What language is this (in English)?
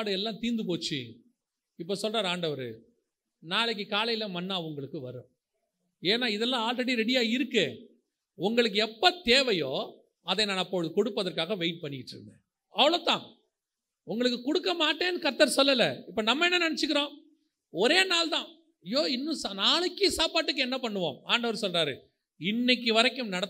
Tamil